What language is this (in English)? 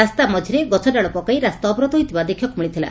Odia